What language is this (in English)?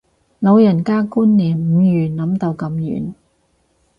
Cantonese